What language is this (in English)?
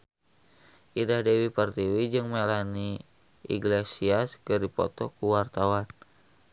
Sundanese